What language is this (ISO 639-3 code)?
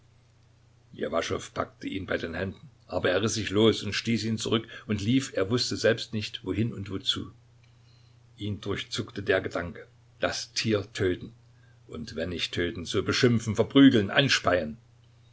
deu